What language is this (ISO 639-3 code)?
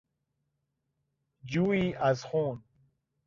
fas